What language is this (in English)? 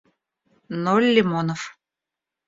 Russian